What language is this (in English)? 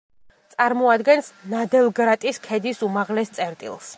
Georgian